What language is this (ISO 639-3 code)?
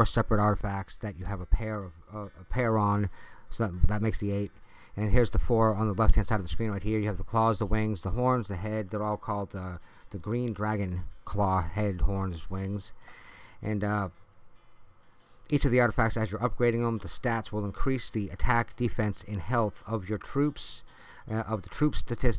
eng